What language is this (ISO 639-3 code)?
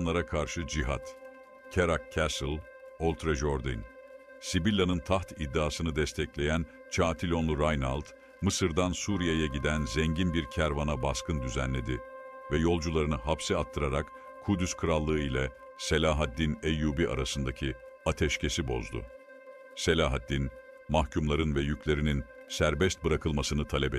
tur